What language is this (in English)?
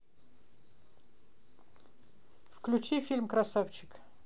Russian